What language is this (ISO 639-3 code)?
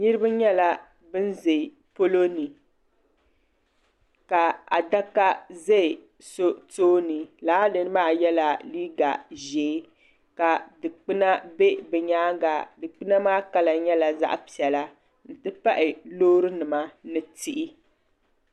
dag